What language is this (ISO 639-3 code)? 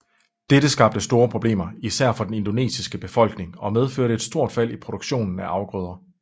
dan